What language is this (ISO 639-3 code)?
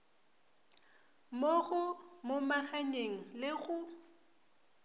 nso